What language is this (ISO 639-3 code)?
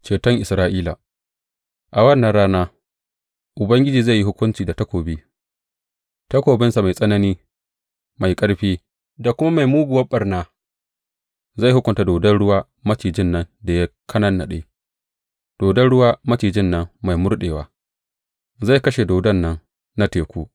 hau